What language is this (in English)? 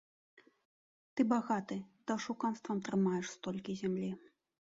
Belarusian